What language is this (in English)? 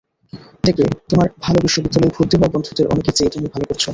Bangla